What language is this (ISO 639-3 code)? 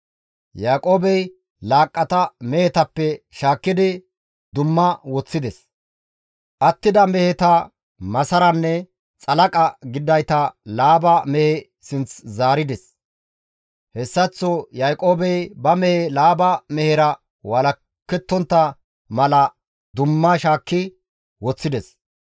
gmv